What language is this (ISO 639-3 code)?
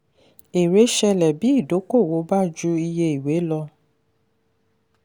yor